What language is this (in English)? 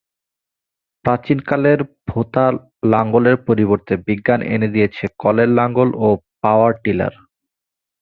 Bangla